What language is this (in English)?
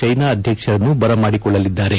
Kannada